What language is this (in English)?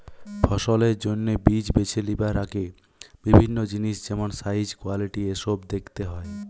Bangla